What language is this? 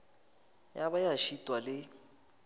Northern Sotho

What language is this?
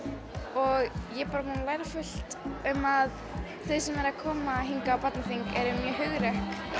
Icelandic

